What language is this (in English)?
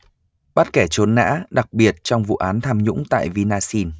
Vietnamese